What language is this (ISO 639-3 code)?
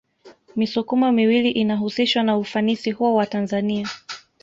swa